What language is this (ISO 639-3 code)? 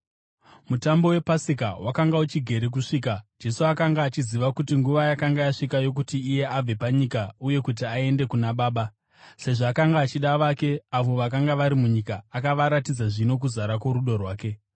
sna